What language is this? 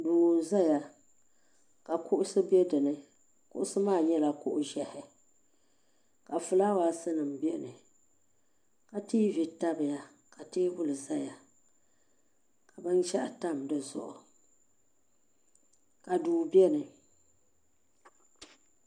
Dagbani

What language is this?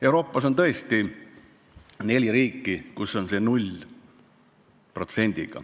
Estonian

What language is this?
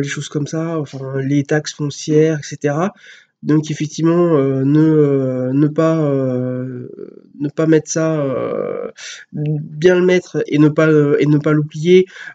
French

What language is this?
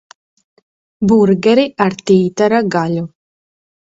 Latvian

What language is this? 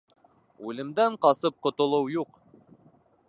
Bashkir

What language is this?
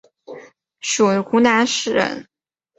Chinese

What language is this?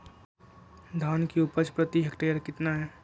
Magahi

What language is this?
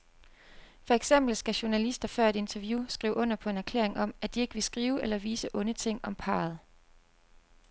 Danish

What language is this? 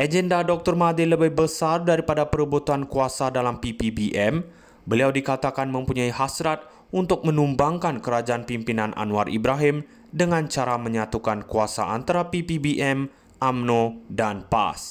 Malay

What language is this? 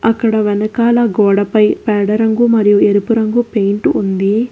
Telugu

